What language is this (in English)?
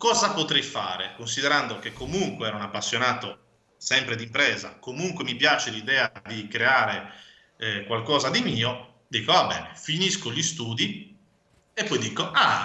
Italian